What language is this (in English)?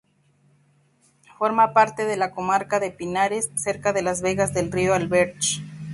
Spanish